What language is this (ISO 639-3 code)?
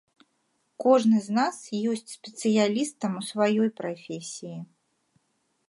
bel